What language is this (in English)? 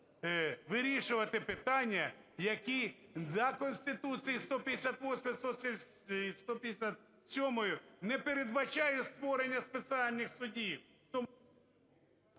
Ukrainian